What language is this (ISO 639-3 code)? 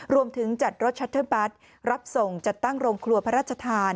tha